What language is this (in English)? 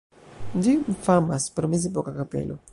Esperanto